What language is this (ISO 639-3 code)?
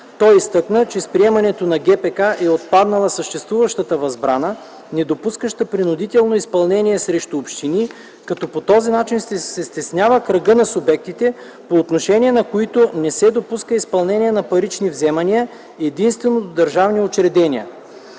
bul